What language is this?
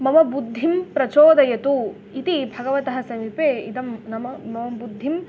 Sanskrit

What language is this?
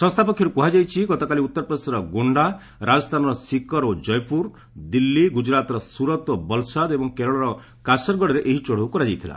Odia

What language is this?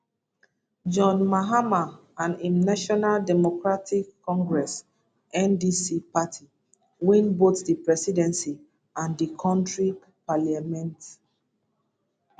Nigerian Pidgin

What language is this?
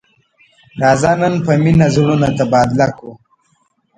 Pashto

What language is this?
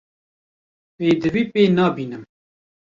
Kurdish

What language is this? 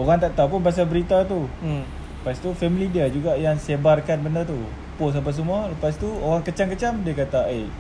Malay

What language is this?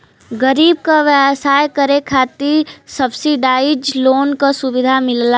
Bhojpuri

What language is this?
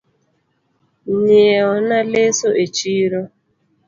Luo (Kenya and Tanzania)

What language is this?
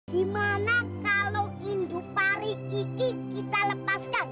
Indonesian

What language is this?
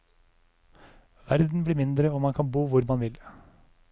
Norwegian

